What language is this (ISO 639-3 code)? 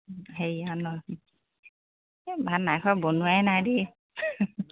asm